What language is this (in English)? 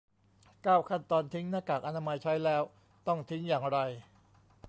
Thai